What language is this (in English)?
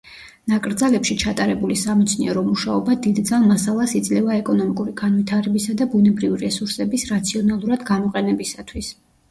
Georgian